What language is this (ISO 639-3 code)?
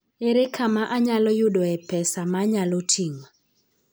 luo